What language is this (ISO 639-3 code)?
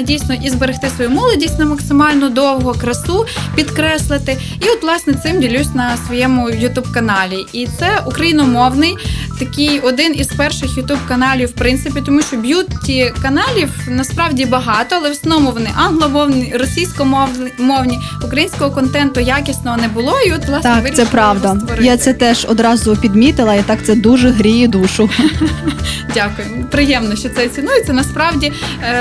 ukr